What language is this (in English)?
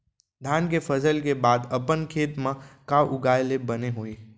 Chhattisgarhi